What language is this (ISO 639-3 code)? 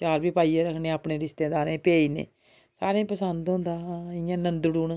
doi